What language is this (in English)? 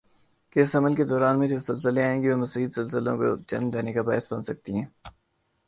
Urdu